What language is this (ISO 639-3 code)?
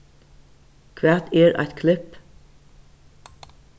fao